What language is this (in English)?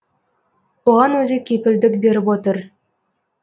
Kazakh